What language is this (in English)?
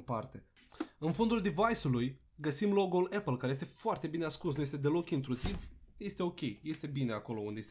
Romanian